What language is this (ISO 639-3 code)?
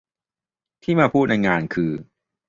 tha